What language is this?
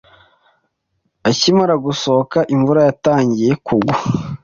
Kinyarwanda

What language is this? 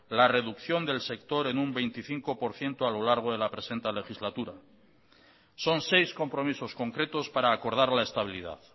Spanish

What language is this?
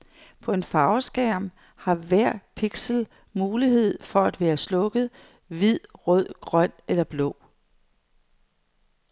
Danish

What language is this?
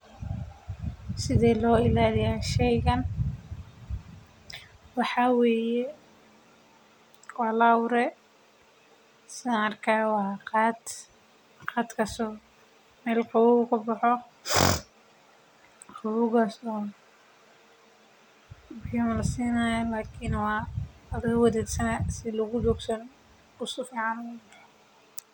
Somali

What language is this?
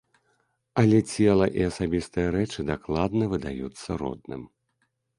Belarusian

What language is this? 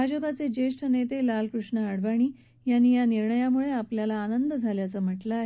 Marathi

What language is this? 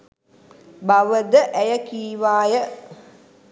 Sinhala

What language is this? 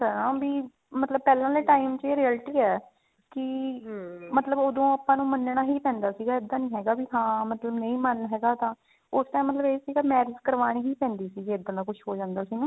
Punjabi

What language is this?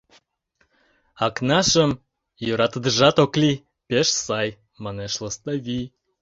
Mari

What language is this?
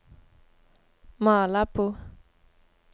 Norwegian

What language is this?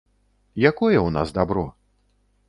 Belarusian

